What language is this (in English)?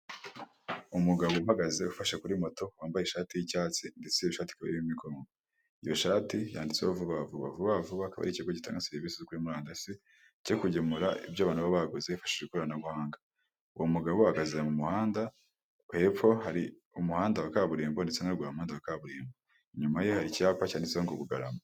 Kinyarwanda